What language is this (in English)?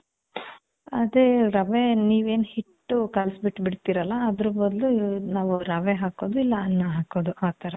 Kannada